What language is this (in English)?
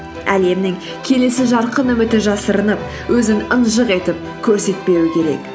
Kazakh